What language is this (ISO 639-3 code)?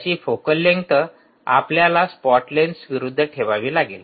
mar